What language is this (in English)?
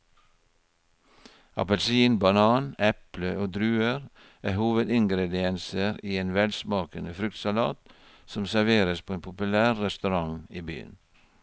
Norwegian